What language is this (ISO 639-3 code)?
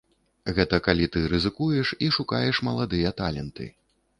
bel